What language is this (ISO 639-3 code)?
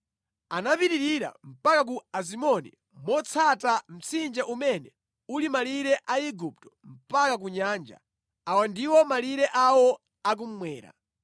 nya